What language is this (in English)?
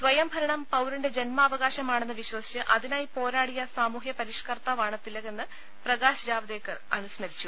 Malayalam